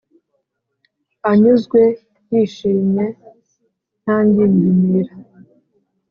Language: Kinyarwanda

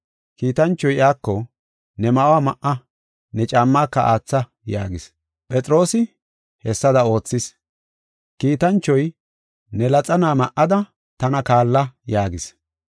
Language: Gofa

